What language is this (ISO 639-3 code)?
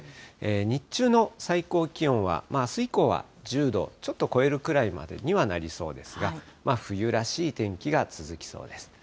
jpn